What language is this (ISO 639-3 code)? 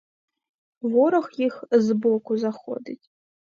ukr